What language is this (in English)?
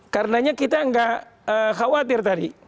Indonesian